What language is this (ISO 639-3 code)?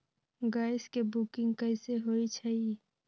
mag